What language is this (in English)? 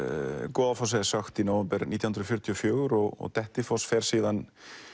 Icelandic